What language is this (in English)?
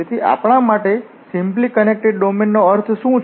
Gujarati